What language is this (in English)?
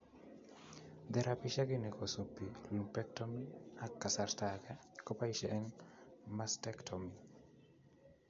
Kalenjin